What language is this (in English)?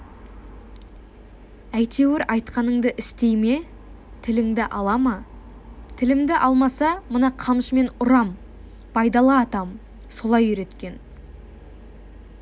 Kazakh